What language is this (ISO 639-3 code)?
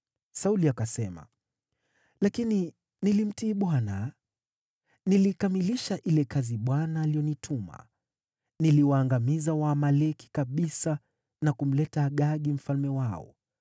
swa